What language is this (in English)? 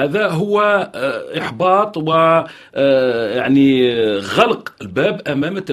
Arabic